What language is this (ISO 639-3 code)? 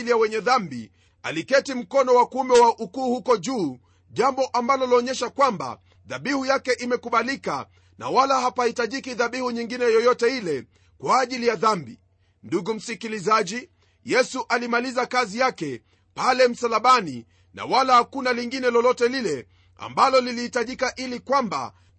swa